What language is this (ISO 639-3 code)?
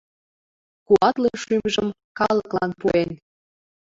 chm